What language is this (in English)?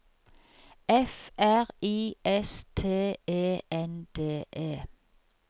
Norwegian